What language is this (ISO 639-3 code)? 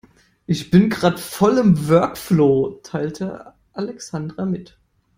deu